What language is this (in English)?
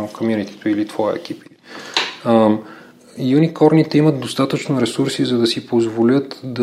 Bulgarian